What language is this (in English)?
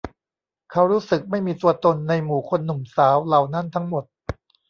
Thai